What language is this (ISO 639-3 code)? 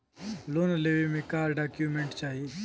bho